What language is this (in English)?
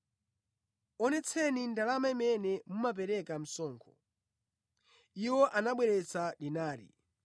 Nyanja